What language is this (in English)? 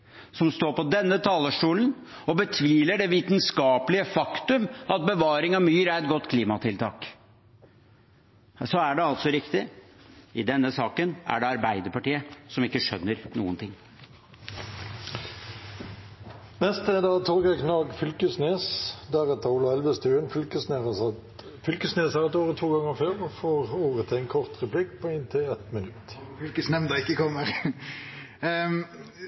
Norwegian